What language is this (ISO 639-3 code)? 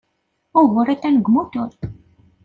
kab